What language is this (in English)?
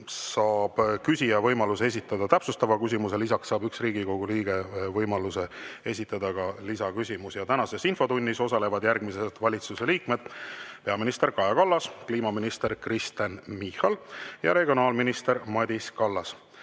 Estonian